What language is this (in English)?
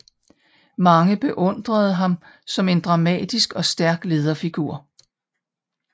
Danish